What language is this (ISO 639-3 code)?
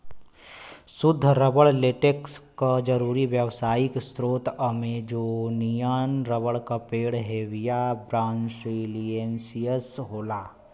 bho